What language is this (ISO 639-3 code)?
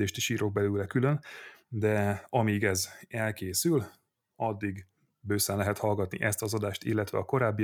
hun